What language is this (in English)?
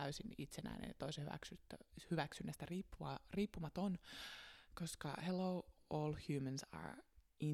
Finnish